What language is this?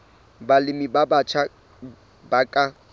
Southern Sotho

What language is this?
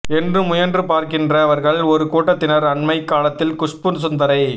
Tamil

